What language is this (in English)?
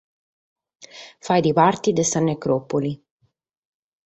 Sardinian